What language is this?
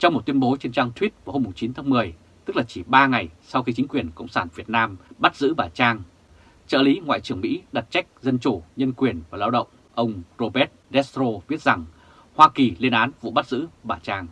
Vietnamese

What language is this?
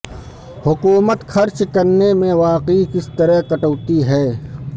Urdu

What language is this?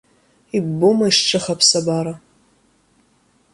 Abkhazian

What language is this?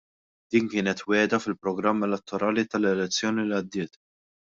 Maltese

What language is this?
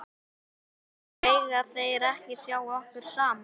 Icelandic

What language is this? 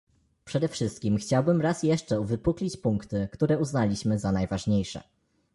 Polish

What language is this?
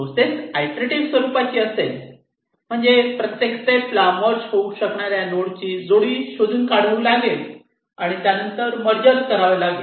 Marathi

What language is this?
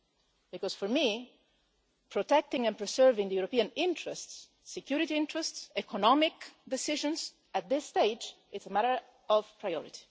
English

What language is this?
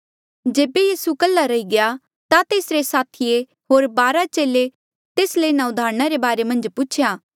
Mandeali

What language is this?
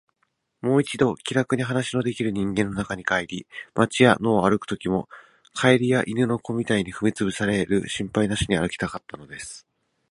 Japanese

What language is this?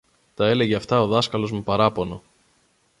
Greek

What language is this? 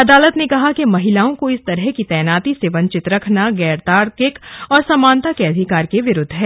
Hindi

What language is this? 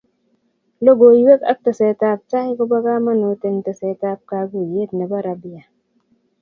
Kalenjin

